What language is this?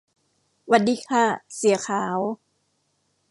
Thai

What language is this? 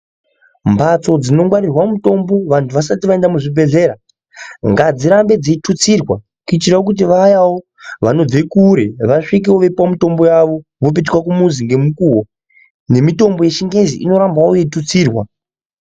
Ndau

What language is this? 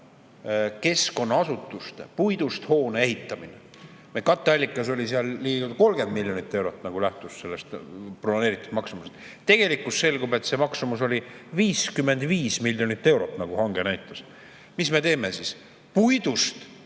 Estonian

